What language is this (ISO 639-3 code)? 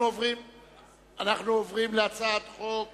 heb